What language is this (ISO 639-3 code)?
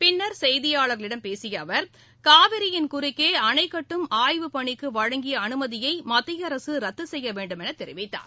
tam